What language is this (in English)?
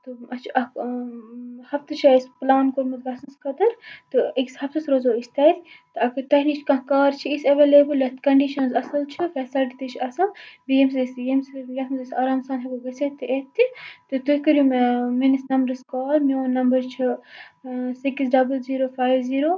Kashmiri